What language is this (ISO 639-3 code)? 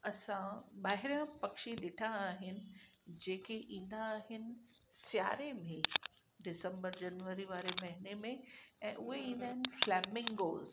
snd